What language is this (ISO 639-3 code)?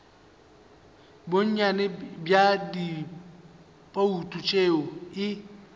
nso